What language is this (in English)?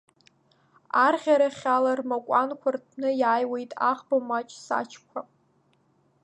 Abkhazian